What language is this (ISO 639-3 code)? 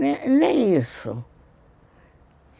por